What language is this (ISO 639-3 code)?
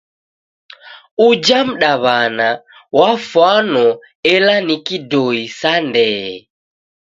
dav